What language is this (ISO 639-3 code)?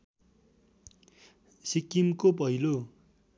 nep